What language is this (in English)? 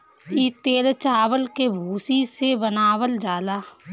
Bhojpuri